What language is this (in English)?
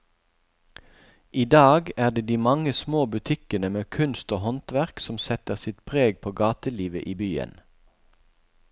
Norwegian